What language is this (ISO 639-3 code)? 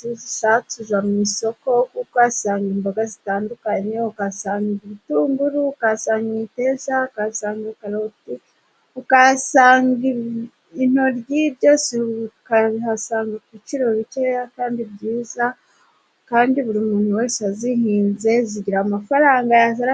kin